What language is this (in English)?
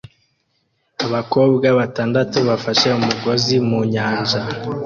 Kinyarwanda